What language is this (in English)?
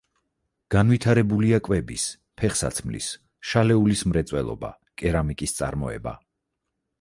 Georgian